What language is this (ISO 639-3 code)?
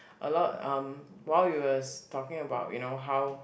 eng